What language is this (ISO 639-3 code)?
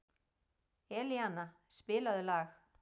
isl